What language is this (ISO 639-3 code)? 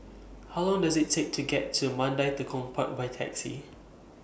eng